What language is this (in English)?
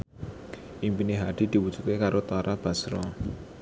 Javanese